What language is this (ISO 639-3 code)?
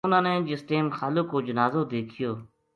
gju